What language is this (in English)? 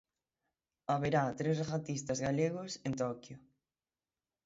Galician